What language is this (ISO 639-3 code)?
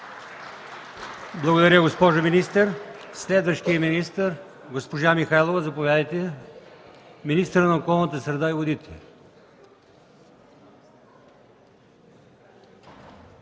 bul